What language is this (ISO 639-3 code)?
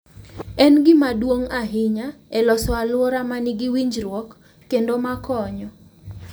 luo